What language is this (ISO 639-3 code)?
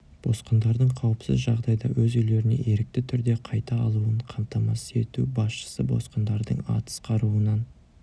kaz